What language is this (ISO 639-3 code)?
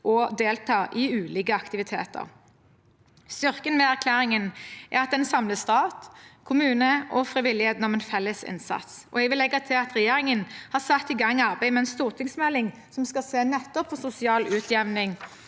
nor